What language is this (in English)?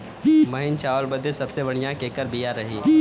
Bhojpuri